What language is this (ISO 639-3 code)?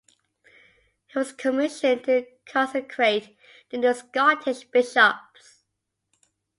eng